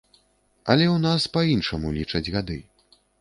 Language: Belarusian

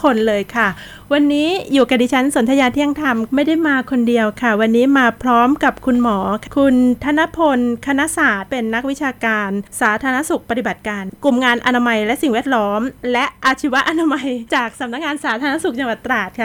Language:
Thai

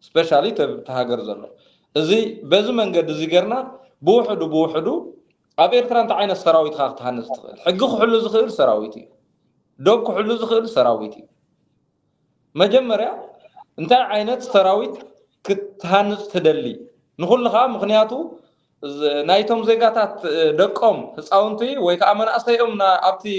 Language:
Arabic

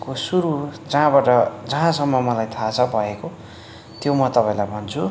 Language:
Nepali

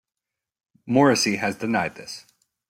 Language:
English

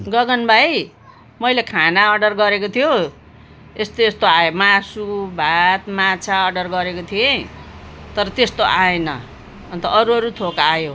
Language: Nepali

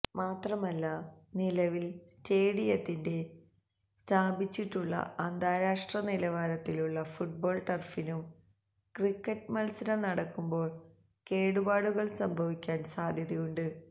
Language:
Malayalam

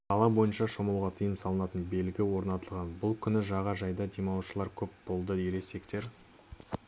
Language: Kazakh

